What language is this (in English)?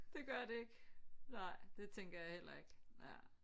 Danish